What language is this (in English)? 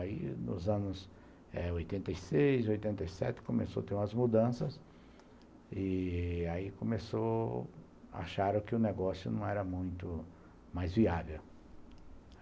Portuguese